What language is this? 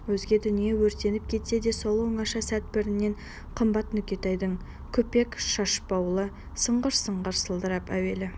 Kazakh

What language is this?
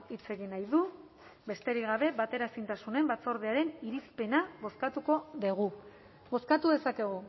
Basque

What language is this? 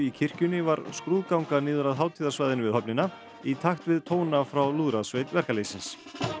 Icelandic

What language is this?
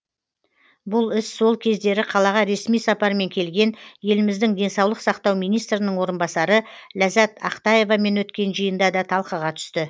Kazakh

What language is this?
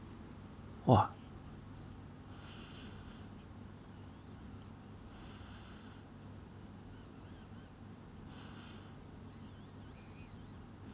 English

